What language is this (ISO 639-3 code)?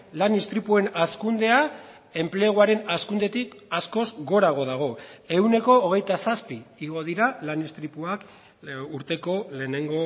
eus